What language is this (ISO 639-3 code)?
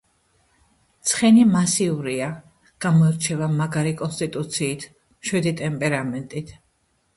kat